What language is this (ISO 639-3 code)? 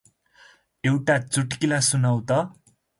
nep